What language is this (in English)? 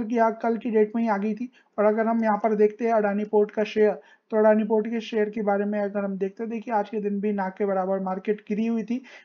Hindi